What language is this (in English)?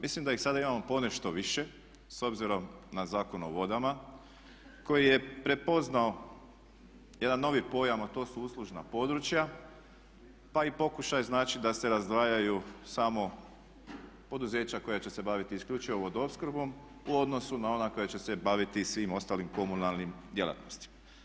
Croatian